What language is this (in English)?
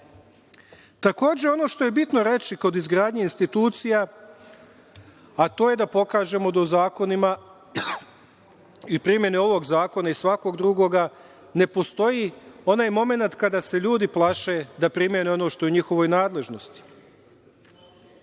Serbian